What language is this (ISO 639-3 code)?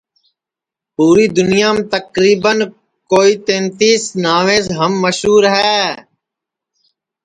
ssi